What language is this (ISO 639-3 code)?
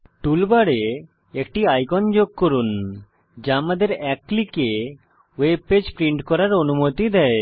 ben